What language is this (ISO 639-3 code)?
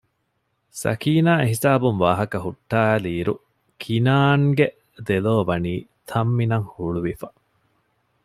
div